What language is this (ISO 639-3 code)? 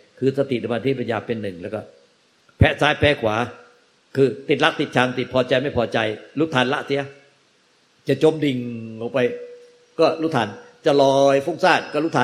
tha